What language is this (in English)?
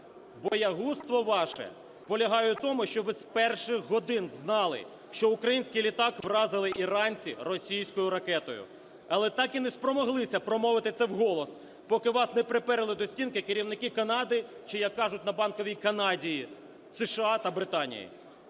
Ukrainian